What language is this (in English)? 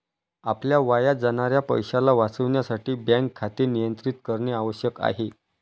Marathi